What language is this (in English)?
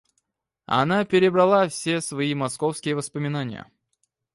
Russian